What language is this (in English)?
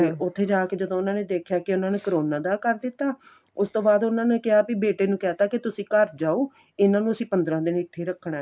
Punjabi